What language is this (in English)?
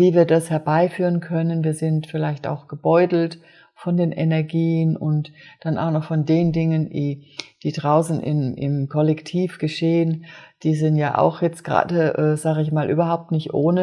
German